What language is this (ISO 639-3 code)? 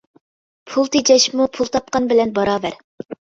uig